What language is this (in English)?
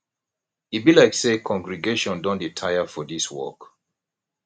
Nigerian Pidgin